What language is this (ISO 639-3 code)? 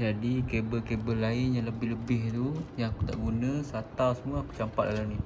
msa